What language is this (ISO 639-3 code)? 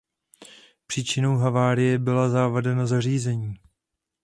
ces